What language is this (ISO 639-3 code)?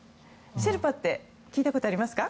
jpn